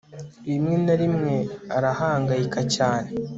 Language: Kinyarwanda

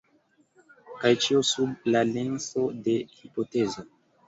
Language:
Esperanto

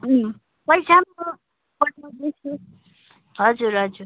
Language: Nepali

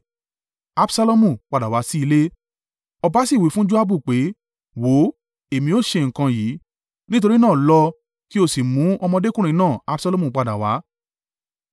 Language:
Yoruba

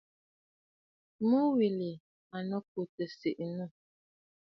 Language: Bafut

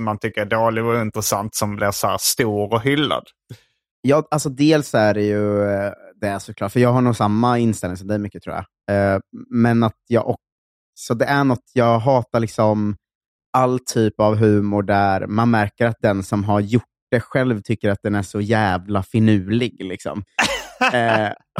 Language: Swedish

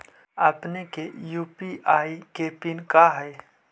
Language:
Magahi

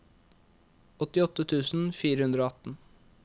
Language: Norwegian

